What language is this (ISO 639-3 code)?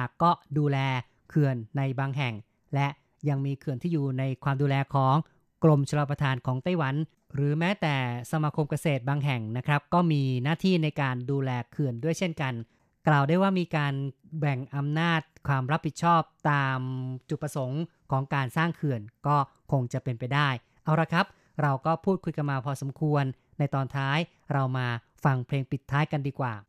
tha